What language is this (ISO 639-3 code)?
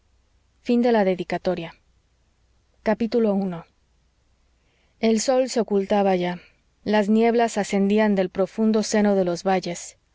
spa